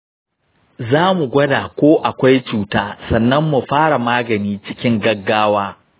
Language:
Hausa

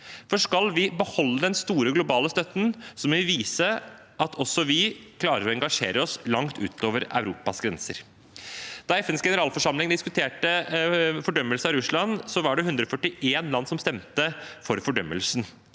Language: Norwegian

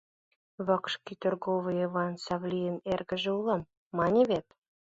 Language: Mari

